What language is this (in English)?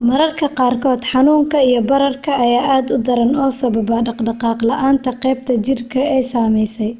Somali